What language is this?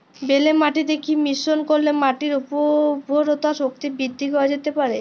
Bangla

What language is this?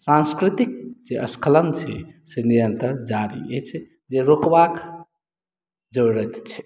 Maithili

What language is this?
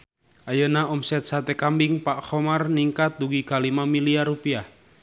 Sundanese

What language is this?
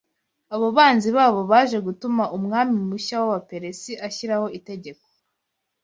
Kinyarwanda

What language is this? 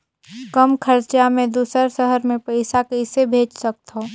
Chhattisgarhi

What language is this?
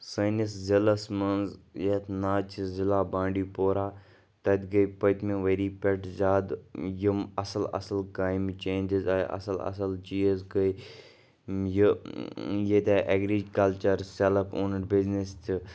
Kashmiri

